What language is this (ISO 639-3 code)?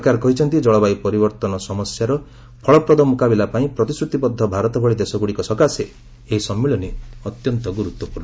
ori